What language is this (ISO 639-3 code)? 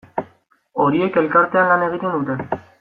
eus